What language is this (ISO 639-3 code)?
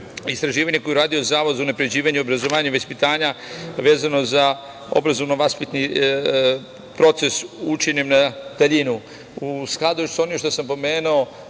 srp